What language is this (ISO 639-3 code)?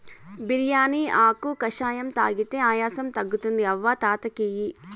tel